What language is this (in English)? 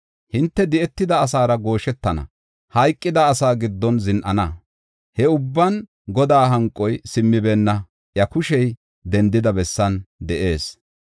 Gofa